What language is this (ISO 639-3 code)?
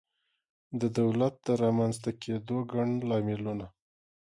pus